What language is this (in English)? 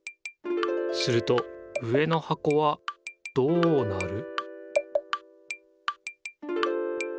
Japanese